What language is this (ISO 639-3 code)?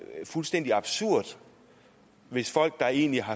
dan